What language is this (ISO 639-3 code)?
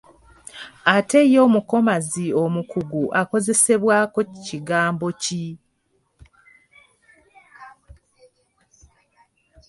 lug